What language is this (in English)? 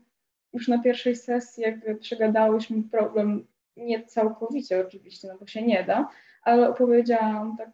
Polish